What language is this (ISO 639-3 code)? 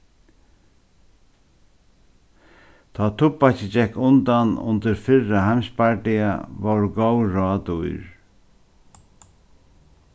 fao